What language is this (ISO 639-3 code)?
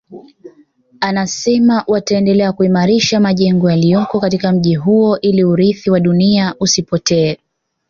swa